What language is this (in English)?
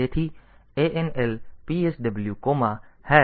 Gujarati